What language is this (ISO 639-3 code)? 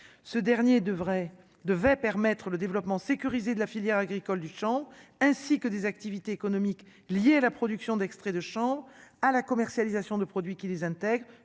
fra